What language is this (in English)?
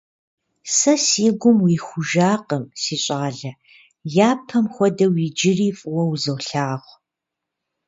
Kabardian